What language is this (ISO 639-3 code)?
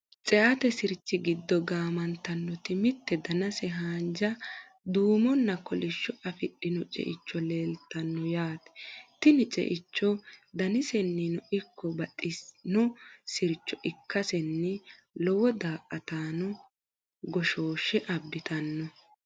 sid